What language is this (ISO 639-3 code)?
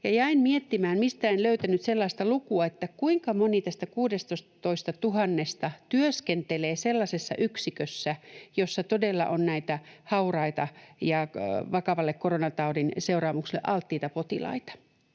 fin